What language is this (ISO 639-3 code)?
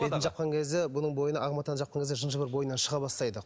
kaz